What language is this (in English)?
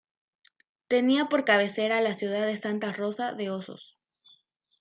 Spanish